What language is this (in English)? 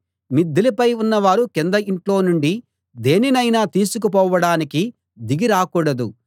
Telugu